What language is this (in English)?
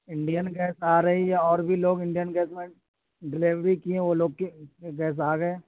Urdu